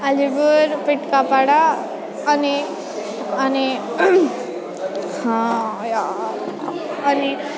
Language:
Nepali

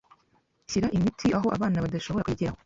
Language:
Kinyarwanda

